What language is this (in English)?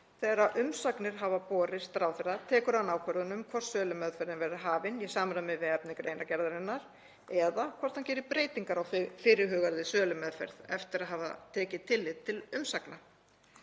Icelandic